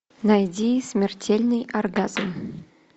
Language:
Russian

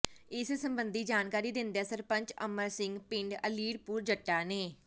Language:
Punjabi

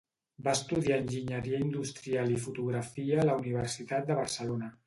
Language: Catalan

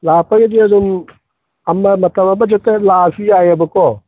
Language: Manipuri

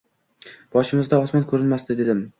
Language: Uzbek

